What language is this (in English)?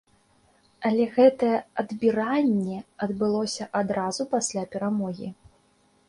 Belarusian